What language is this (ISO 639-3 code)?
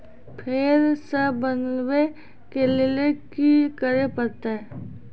mai